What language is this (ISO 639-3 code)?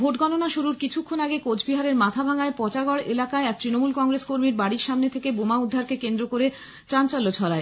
ben